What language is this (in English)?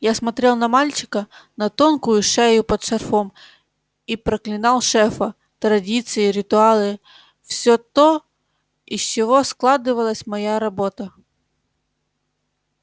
Russian